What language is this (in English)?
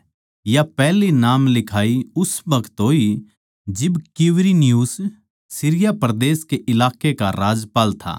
Haryanvi